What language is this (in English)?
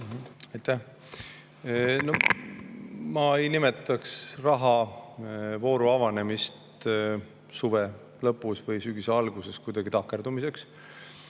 Estonian